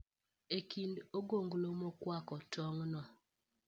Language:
Luo (Kenya and Tanzania)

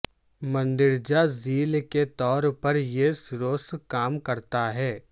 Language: Urdu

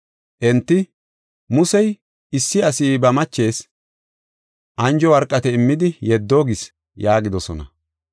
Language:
Gofa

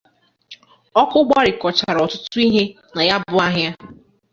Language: Igbo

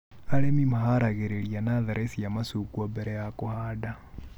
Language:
Kikuyu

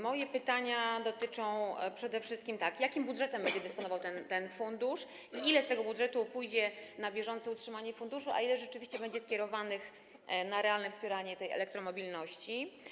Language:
Polish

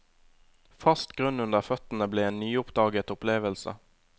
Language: Norwegian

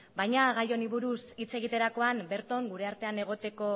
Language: Basque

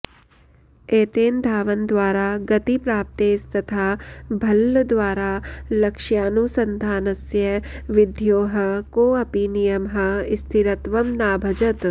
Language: Sanskrit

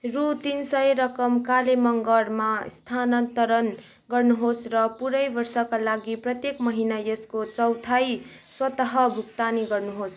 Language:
Nepali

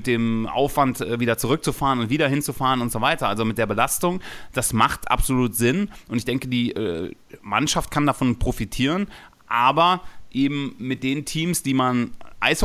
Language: German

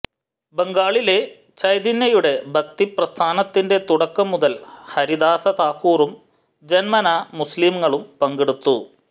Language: Malayalam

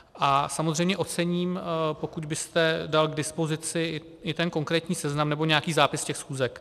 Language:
Czech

